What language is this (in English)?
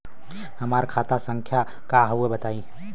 Bhojpuri